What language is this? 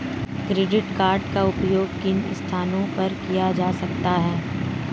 Hindi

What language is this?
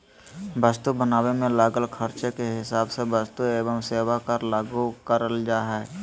Magahi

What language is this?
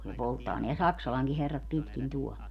Finnish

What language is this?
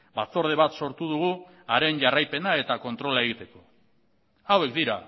Basque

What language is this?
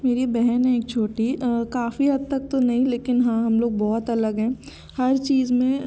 Hindi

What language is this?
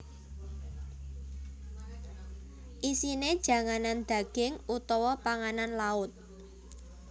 Javanese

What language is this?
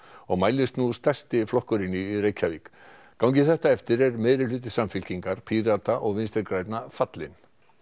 Icelandic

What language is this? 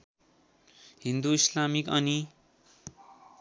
Nepali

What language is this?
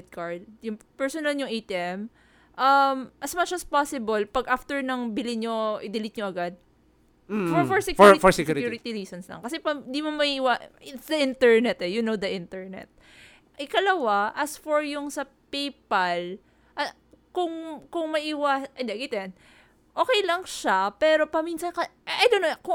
Filipino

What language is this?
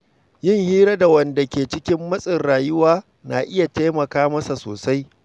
Hausa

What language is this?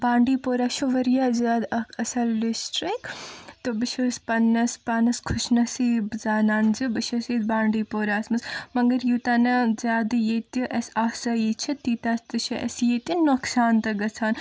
Kashmiri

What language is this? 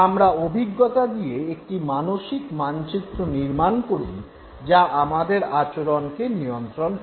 Bangla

